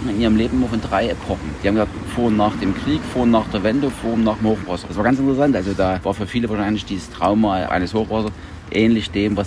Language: German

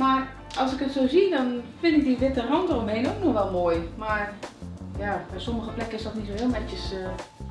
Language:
Dutch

